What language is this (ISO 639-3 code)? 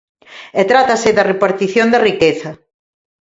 glg